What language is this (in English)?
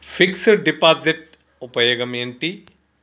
Telugu